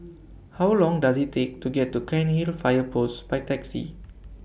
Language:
English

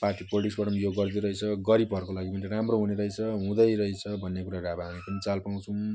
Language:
Nepali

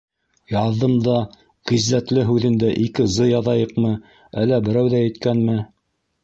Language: Bashkir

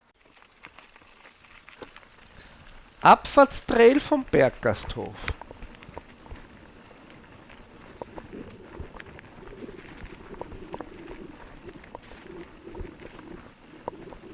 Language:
German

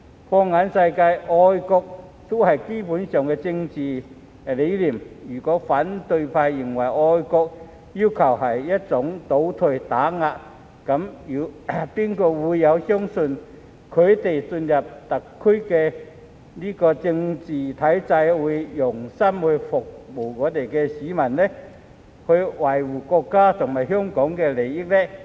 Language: Cantonese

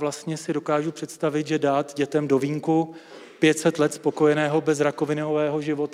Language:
Czech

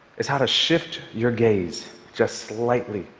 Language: English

